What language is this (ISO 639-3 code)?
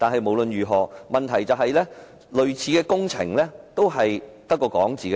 yue